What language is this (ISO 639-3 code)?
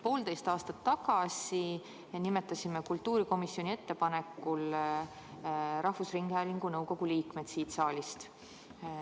est